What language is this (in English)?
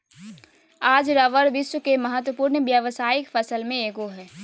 Magahi